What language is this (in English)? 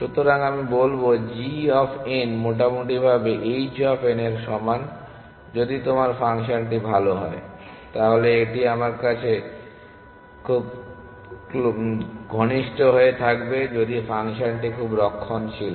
Bangla